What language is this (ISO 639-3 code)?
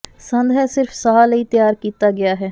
pan